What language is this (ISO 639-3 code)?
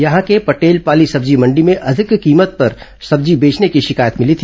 hin